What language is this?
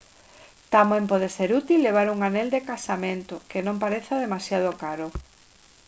Galician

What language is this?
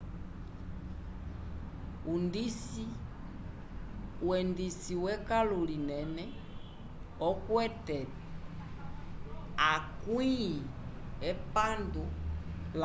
Umbundu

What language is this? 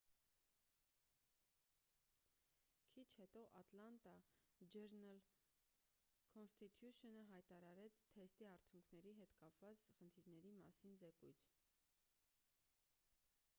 Armenian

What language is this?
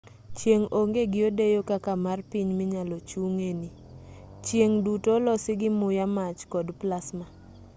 Luo (Kenya and Tanzania)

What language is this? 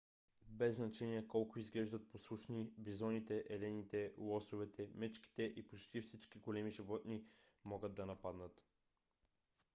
Bulgarian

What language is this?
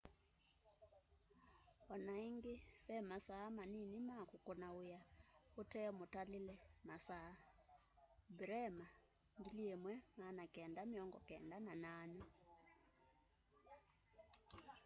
Kamba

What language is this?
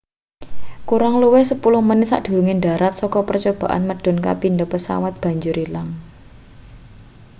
Javanese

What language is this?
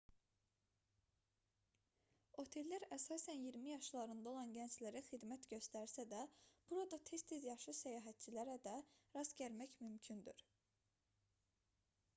Azerbaijani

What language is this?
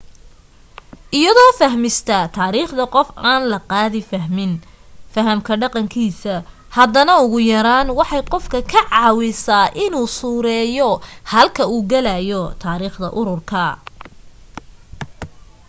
Somali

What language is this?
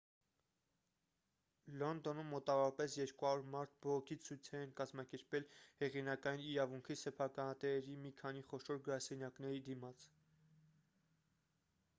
Armenian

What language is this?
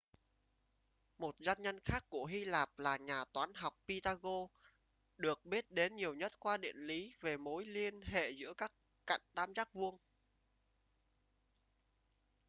Vietnamese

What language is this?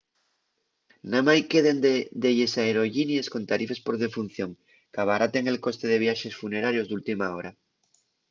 Asturian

